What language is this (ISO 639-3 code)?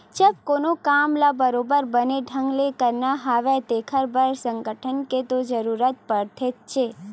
hne